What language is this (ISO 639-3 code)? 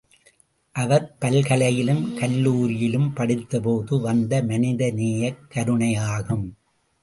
tam